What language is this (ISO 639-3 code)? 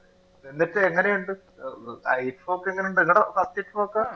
mal